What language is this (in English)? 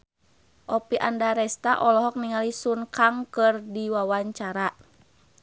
Sundanese